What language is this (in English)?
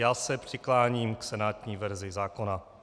Czech